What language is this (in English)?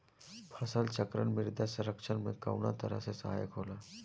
Bhojpuri